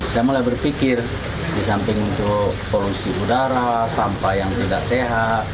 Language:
Indonesian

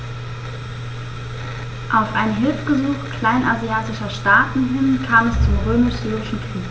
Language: German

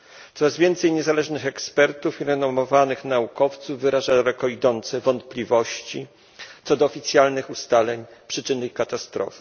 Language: Polish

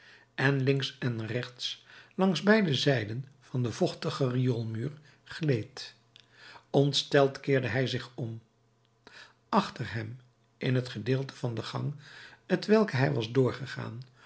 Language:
Dutch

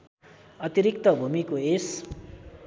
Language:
Nepali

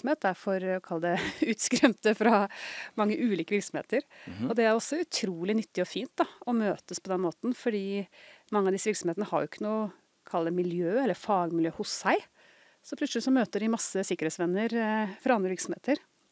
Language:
Norwegian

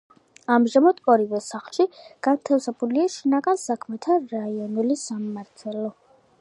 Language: Georgian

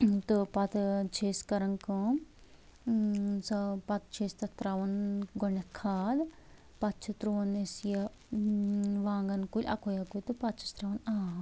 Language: Kashmiri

